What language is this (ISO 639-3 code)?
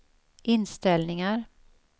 swe